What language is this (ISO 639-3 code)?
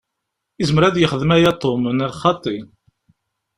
kab